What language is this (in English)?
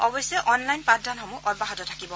Assamese